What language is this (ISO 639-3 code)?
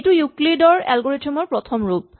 asm